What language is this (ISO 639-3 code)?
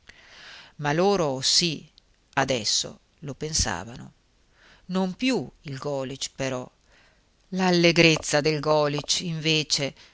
ita